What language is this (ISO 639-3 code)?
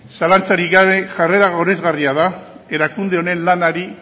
eus